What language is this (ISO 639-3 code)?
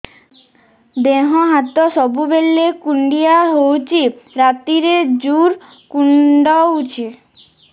ori